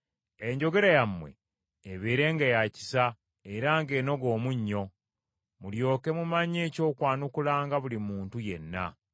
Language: Ganda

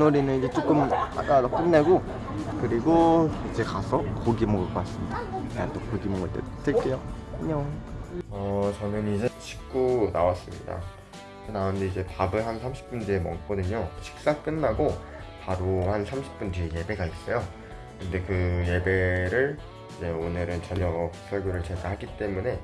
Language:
Korean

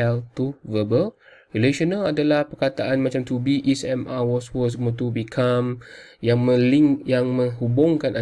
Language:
Malay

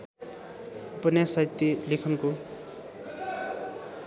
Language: Nepali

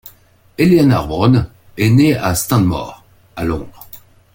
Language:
French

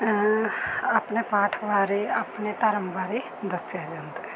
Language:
Punjabi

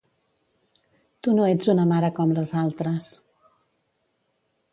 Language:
Catalan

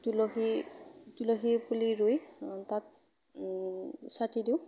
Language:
Assamese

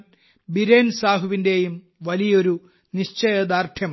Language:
Malayalam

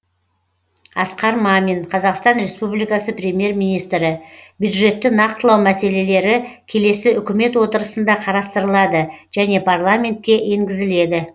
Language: Kazakh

